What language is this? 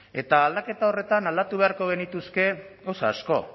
Basque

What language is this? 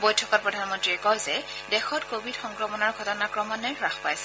Assamese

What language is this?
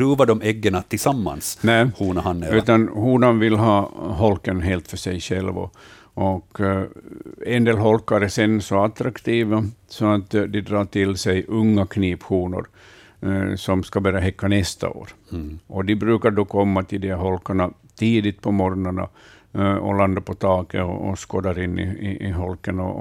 Swedish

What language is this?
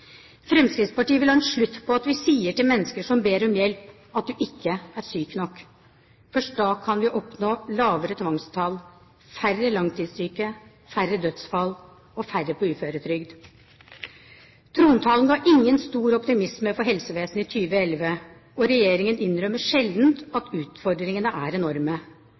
Norwegian Bokmål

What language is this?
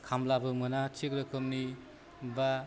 Bodo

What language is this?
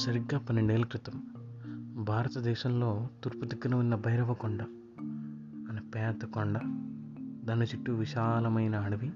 Telugu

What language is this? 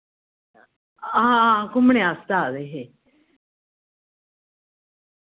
Dogri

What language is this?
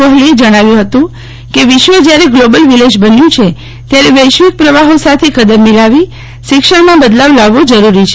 Gujarati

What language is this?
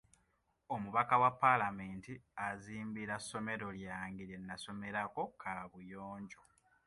Ganda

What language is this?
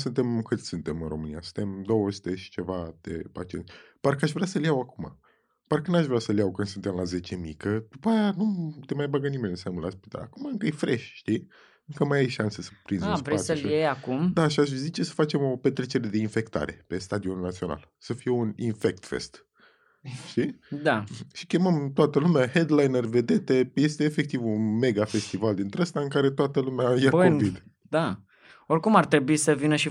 Romanian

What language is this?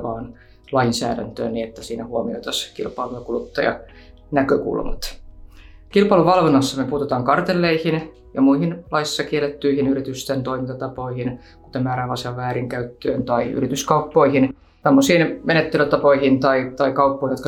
Finnish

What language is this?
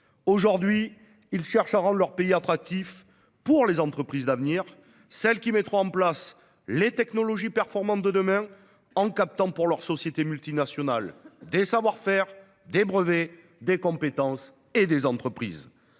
French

